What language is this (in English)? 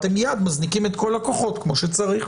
Hebrew